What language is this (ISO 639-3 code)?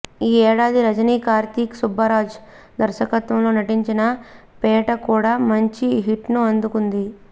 tel